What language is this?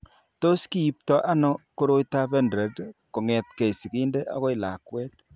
Kalenjin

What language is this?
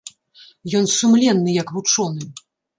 Belarusian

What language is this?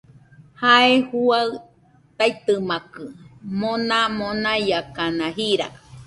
Nüpode Huitoto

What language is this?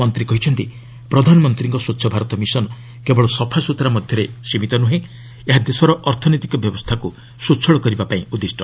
Odia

